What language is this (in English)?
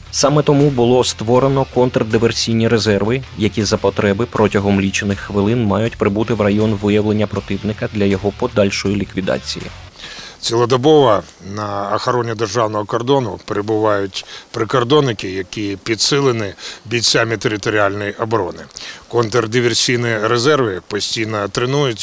Ukrainian